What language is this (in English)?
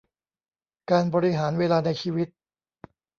Thai